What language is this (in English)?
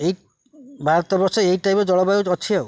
Odia